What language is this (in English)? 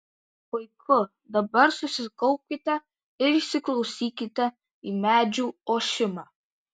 Lithuanian